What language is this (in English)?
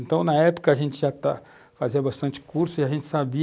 Portuguese